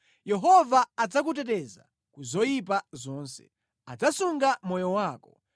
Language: Nyanja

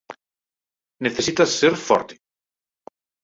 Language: Galician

